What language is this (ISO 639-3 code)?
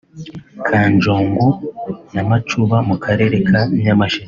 kin